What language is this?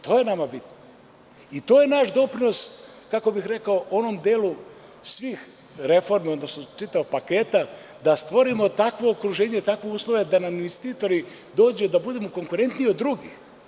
Serbian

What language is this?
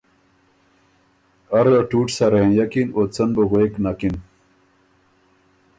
Ormuri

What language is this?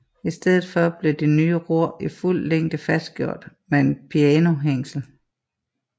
Danish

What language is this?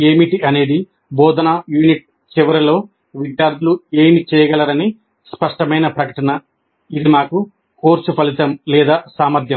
Telugu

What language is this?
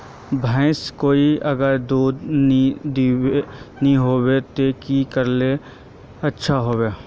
Magahi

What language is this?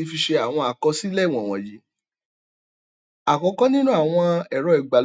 Yoruba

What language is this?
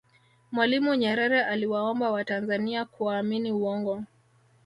Swahili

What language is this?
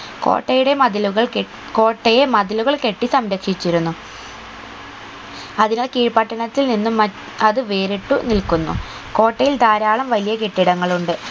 Malayalam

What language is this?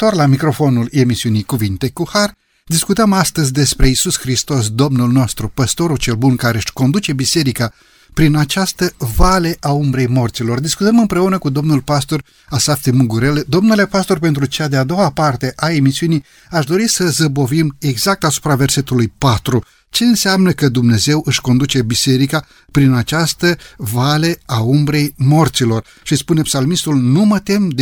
Romanian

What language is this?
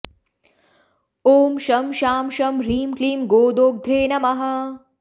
Sanskrit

